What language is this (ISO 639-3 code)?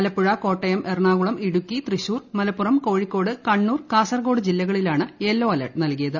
mal